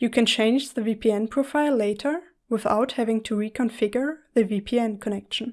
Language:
English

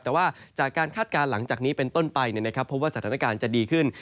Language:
Thai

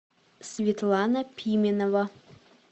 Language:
Russian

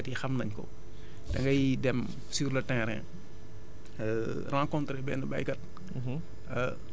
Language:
Wolof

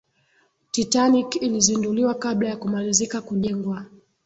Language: Swahili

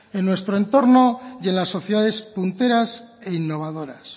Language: Spanish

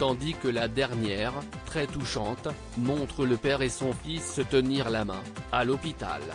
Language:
French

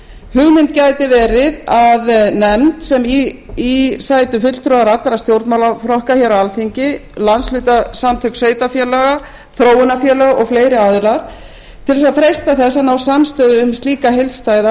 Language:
Icelandic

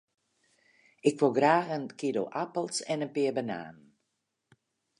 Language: Western Frisian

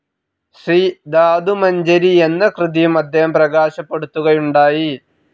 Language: Malayalam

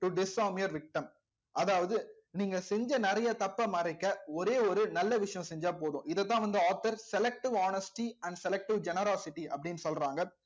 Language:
Tamil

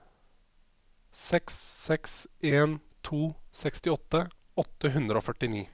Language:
Norwegian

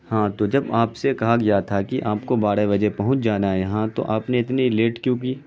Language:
Urdu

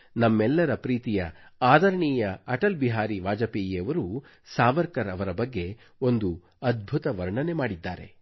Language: Kannada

